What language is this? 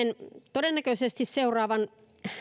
Finnish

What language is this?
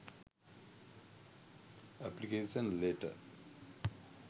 Sinhala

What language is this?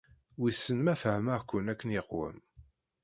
Kabyle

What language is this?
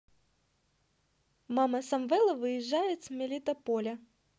Russian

